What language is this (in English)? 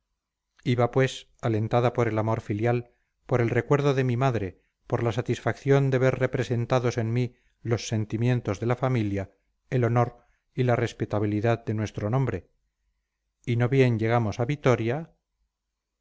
Spanish